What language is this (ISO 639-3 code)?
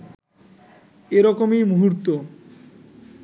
ben